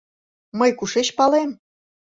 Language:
Mari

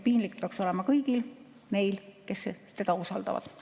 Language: Estonian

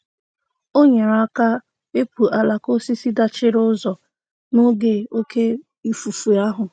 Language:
Igbo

